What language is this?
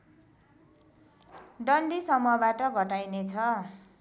Nepali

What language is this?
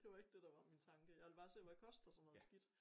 Danish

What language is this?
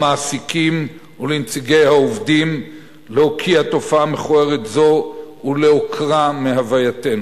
Hebrew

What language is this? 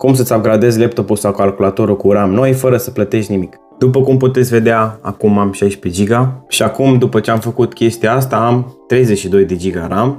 Romanian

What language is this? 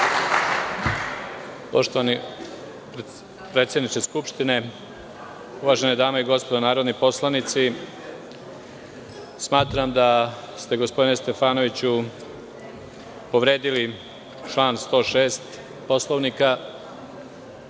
Serbian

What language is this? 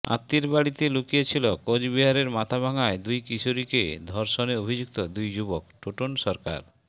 Bangla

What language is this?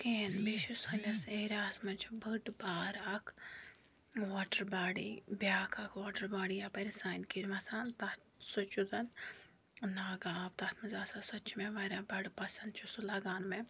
Kashmiri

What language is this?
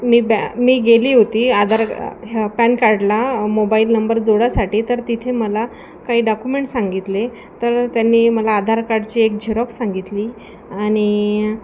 Marathi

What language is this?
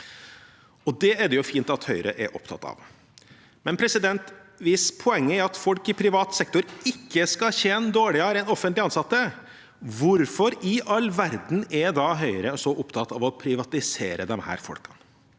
Norwegian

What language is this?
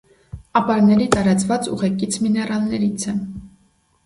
Armenian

